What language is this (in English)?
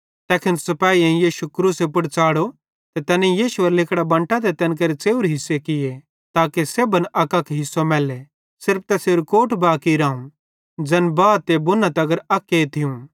Bhadrawahi